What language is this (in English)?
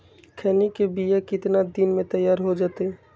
Magahi